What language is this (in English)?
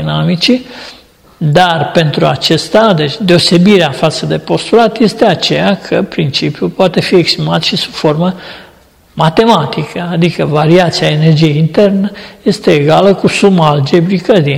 Romanian